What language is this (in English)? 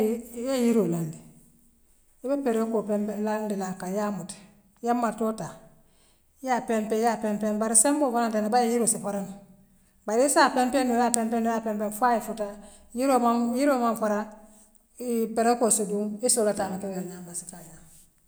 Western Maninkakan